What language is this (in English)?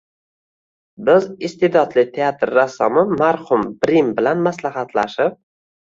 Uzbek